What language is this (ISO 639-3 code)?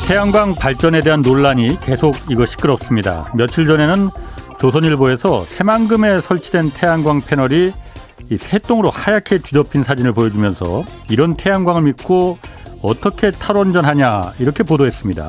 kor